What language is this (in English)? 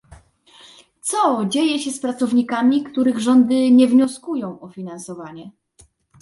Polish